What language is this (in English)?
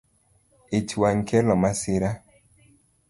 Luo (Kenya and Tanzania)